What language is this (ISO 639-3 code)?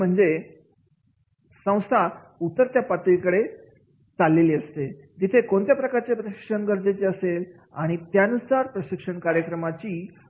mar